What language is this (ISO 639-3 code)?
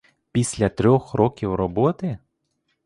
ukr